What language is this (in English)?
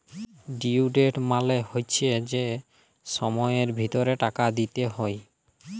Bangla